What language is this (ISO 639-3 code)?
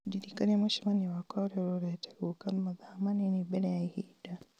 kik